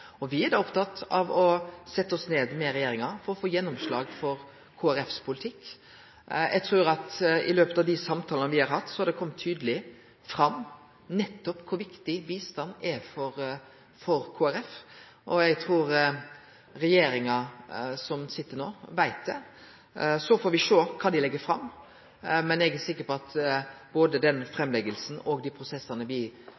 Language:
Norwegian Nynorsk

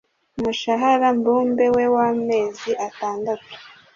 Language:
Kinyarwanda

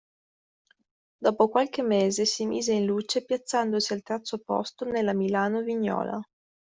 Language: Italian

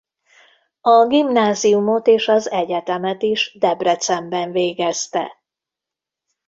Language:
Hungarian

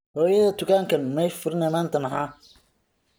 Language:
Somali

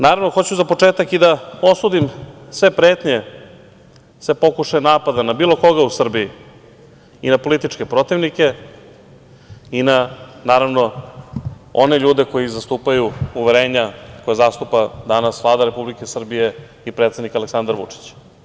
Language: Serbian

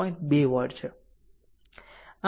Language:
Gujarati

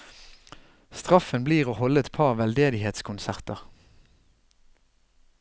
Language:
Norwegian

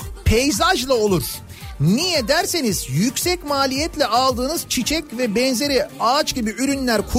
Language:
Turkish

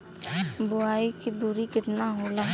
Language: Bhojpuri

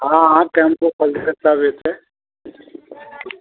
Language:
Maithili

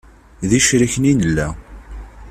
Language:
Kabyle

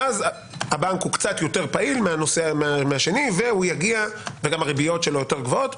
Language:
Hebrew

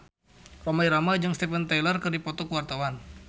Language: Sundanese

